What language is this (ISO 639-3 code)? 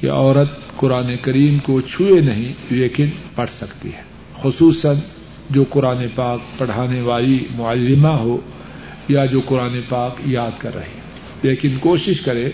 urd